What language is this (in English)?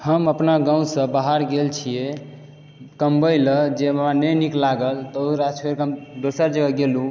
Maithili